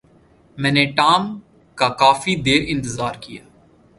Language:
Urdu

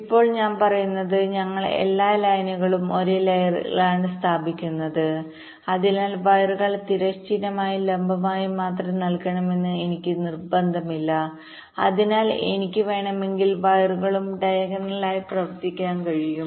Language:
Malayalam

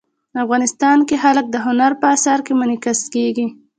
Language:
Pashto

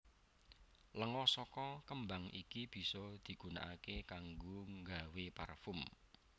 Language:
Javanese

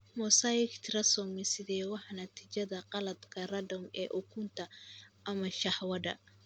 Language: Somali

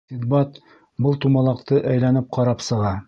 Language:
Bashkir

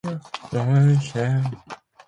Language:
Japanese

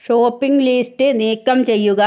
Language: Malayalam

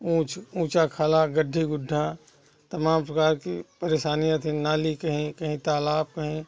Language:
Hindi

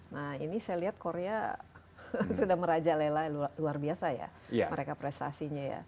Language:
Indonesian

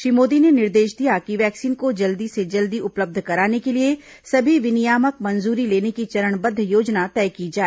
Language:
Hindi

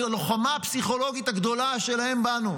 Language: Hebrew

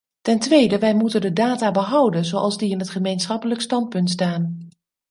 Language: Dutch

